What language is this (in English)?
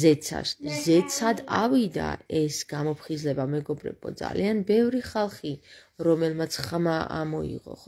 Romanian